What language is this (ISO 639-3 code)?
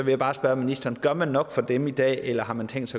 dan